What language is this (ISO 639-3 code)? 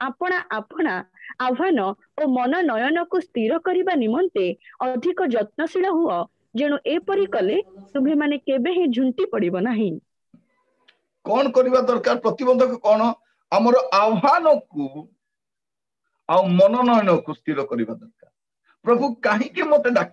ind